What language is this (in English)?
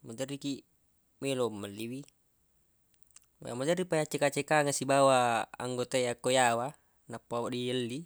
Buginese